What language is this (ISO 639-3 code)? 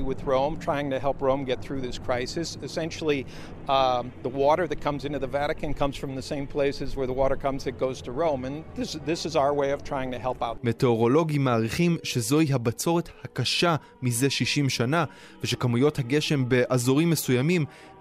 heb